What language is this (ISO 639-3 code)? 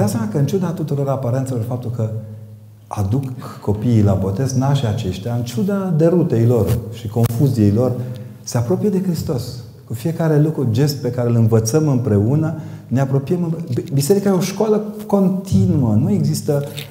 ron